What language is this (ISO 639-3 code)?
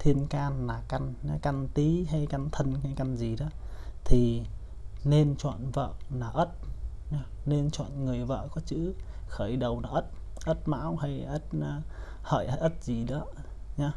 vie